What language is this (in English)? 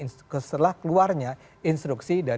Indonesian